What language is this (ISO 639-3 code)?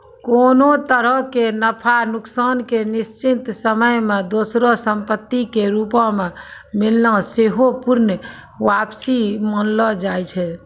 mai